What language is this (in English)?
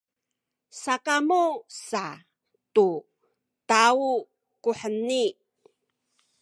Sakizaya